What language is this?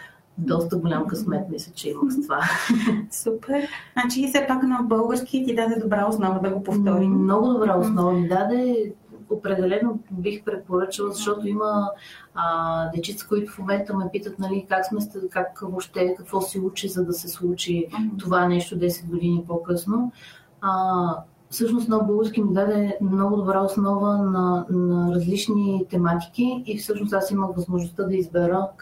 Bulgarian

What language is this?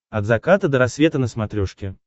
Russian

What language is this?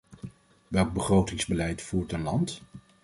Dutch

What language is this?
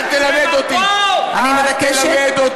Hebrew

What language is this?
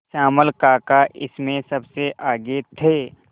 Hindi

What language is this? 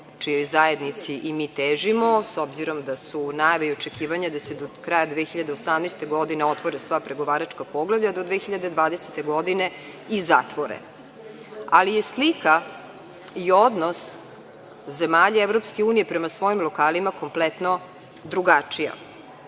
Serbian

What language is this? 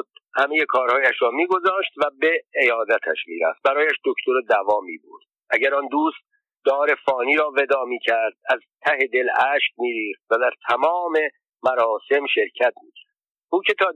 Persian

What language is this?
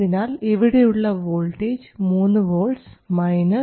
Malayalam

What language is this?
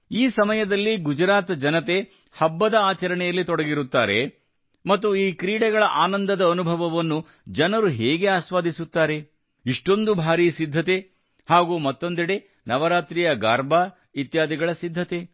Kannada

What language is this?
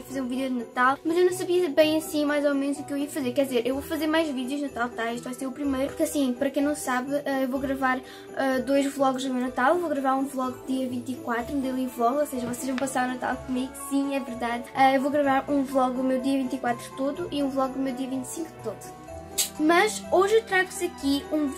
Portuguese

